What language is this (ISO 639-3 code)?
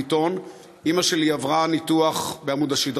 heb